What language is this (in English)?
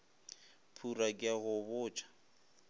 Northern Sotho